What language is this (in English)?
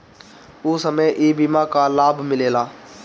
Bhojpuri